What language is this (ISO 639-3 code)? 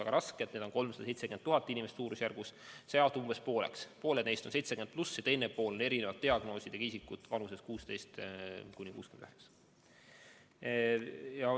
est